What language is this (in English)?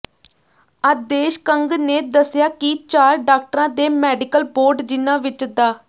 Punjabi